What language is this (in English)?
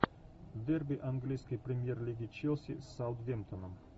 Russian